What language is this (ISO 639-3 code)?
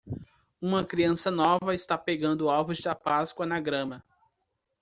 por